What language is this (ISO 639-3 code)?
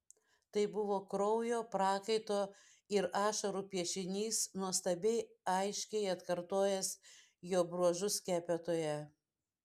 lit